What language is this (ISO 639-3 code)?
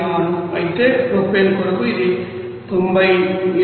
tel